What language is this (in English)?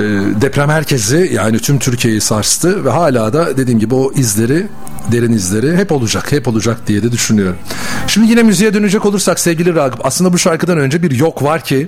Turkish